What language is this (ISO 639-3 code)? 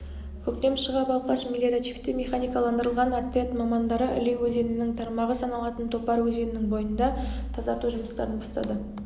kaz